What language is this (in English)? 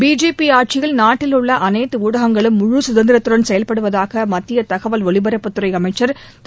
Tamil